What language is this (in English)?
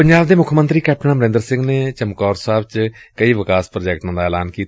Punjabi